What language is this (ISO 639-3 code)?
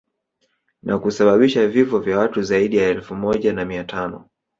swa